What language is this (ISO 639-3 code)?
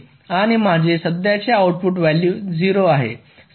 mar